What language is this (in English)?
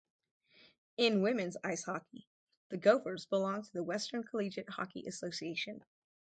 English